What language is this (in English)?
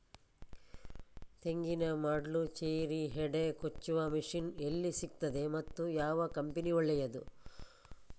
Kannada